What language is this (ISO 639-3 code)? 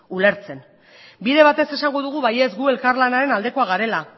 eus